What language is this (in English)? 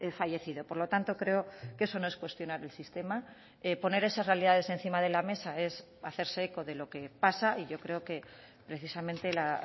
Spanish